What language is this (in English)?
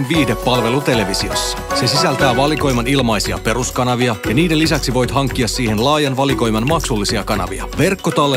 Finnish